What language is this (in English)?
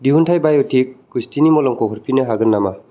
Bodo